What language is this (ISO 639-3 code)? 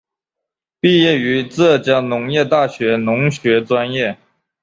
zho